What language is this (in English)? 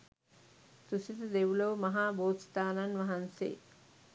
Sinhala